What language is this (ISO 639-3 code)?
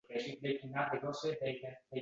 uzb